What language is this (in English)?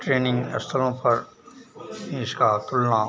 Hindi